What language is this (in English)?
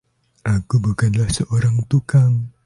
Indonesian